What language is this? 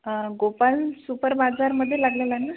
Marathi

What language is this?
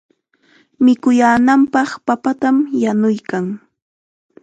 Chiquián Ancash Quechua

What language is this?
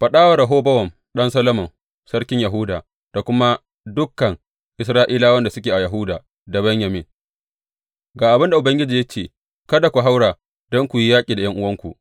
Hausa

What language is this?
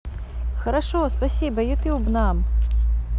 Russian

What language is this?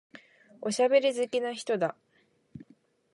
Japanese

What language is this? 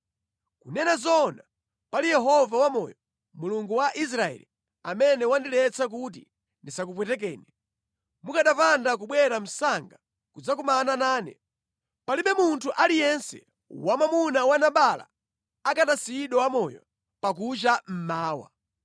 Nyanja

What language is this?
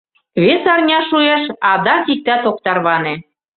Mari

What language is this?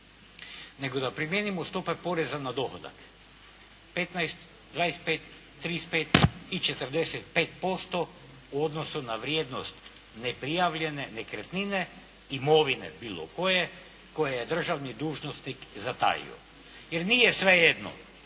Croatian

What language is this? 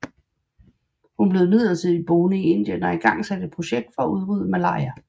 Danish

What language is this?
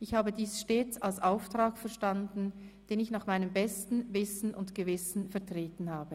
Swiss German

